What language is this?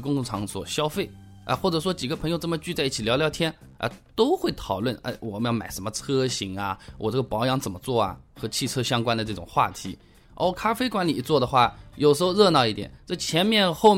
Chinese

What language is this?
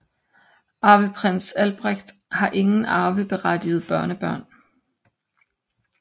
Danish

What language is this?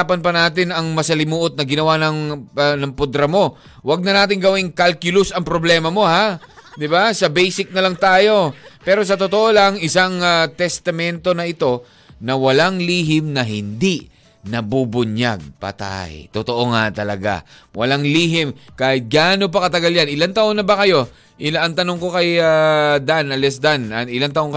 Filipino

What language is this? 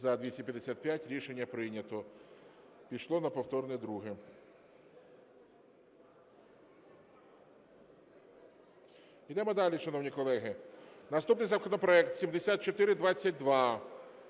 Ukrainian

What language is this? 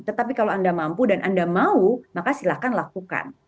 Indonesian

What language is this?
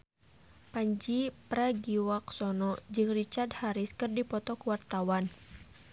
Sundanese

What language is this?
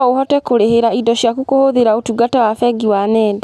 Kikuyu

